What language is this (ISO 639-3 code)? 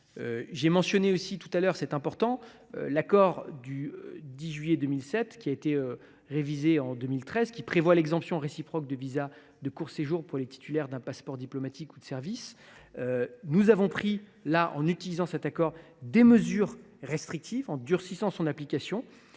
fra